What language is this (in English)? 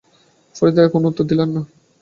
Bangla